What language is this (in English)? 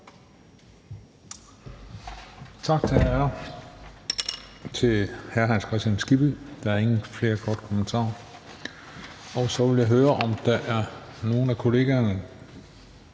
Danish